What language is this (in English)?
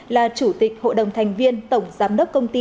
Vietnamese